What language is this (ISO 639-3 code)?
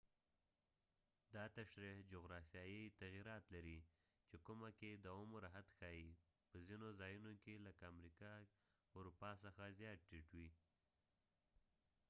pus